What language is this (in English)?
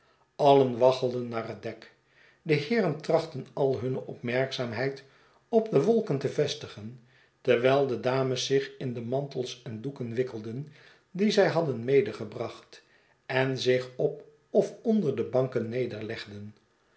Dutch